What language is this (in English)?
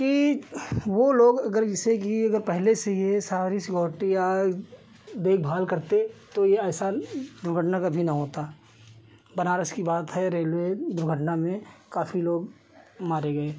Hindi